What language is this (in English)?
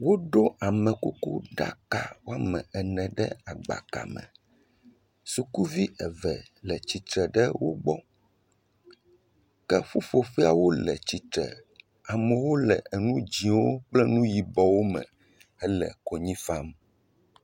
Ewe